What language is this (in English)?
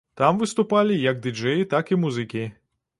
Belarusian